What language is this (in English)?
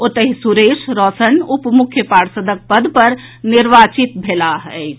Maithili